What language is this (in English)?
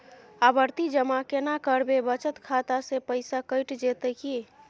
Maithili